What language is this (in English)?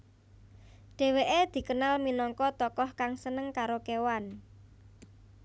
Javanese